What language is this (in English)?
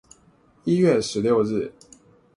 Chinese